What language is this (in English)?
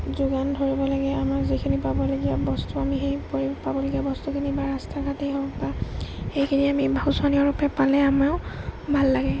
Assamese